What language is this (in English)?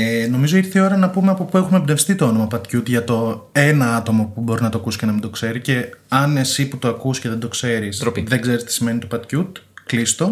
Greek